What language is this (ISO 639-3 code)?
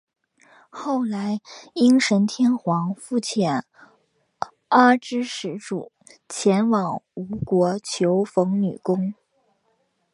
zho